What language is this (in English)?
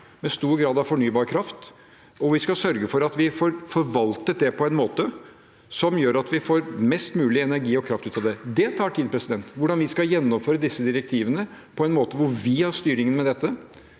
Norwegian